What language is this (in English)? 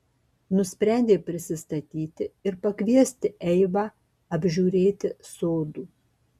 Lithuanian